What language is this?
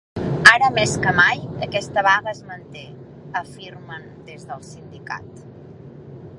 Catalan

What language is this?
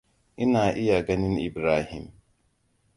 Hausa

